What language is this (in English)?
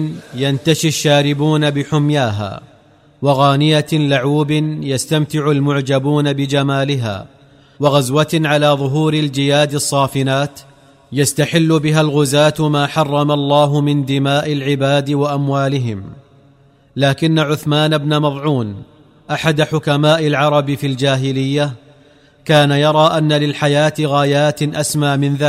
Arabic